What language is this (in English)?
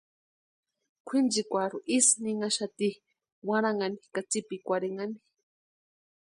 Western Highland Purepecha